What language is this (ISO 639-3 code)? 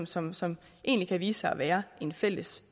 dan